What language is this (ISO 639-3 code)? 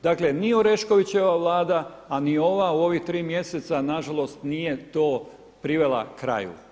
hrv